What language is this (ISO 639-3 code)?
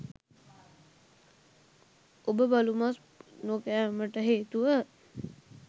sin